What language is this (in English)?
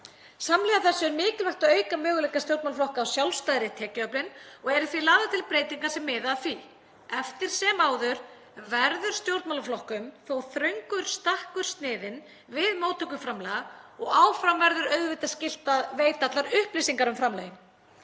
Icelandic